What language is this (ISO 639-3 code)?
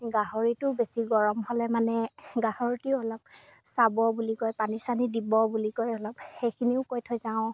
asm